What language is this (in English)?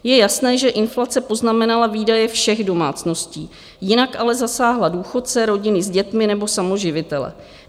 Czech